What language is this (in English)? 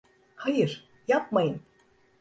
Turkish